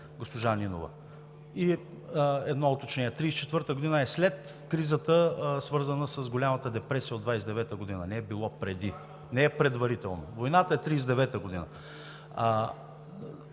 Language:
Bulgarian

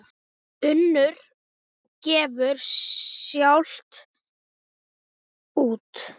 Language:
Icelandic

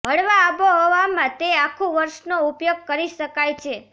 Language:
Gujarati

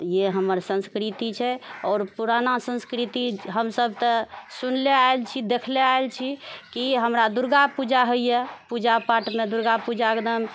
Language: Maithili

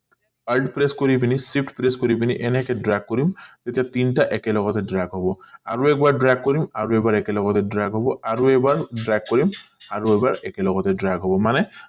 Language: Assamese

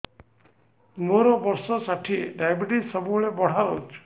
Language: Odia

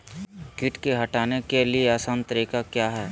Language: Magahi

